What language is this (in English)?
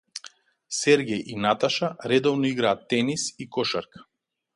Macedonian